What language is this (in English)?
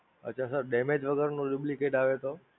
Gujarati